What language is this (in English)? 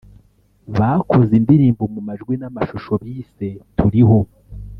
Kinyarwanda